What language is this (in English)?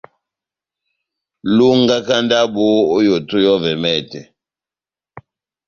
Batanga